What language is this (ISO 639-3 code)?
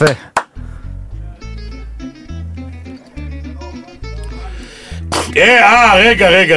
heb